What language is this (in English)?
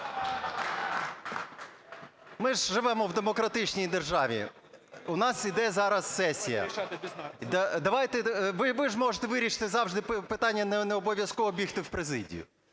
Ukrainian